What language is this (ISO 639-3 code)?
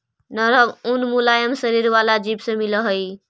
mag